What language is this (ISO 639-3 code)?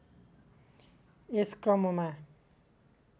nep